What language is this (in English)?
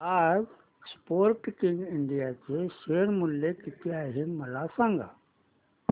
Marathi